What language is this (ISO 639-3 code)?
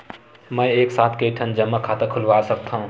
hne